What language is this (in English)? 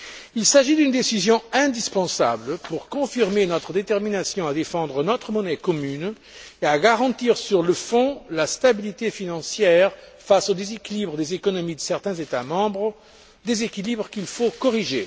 French